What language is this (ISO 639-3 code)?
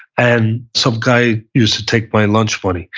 eng